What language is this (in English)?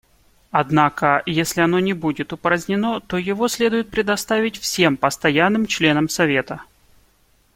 Russian